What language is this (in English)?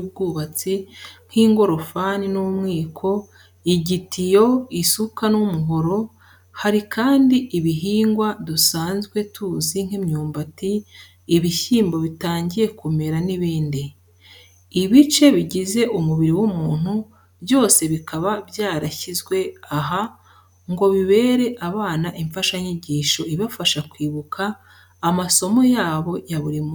Kinyarwanda